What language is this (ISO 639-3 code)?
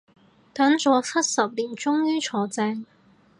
yue